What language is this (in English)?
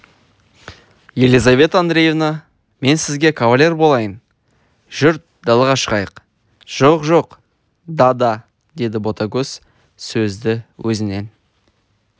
Kazakh